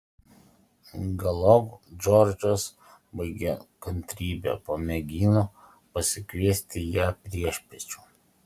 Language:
Lithuanian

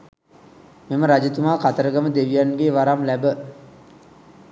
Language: Sinhala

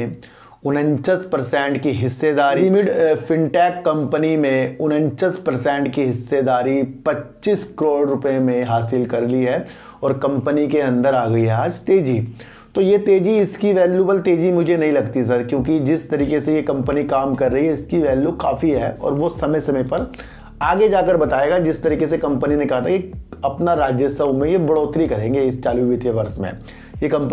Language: Hindi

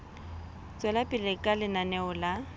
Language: Southern Sotho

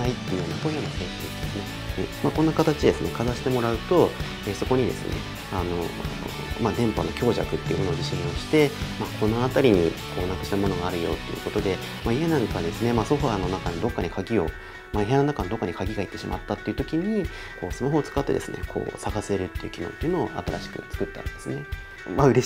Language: Japanese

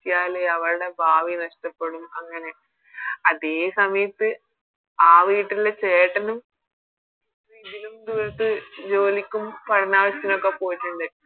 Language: Malayalam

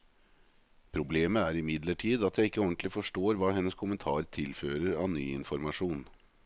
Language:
Norwegian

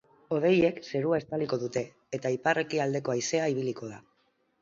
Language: Basque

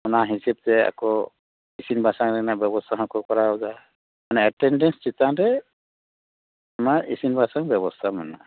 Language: Santali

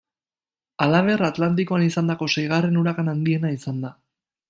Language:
Basque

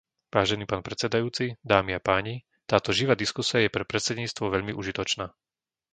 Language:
Slovak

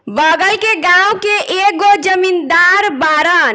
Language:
Bhojpuri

